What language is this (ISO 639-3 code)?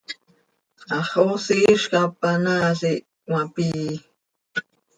sei